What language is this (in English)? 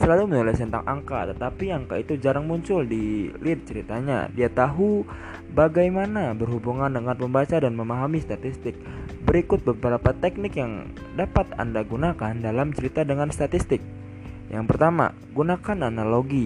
Indonesian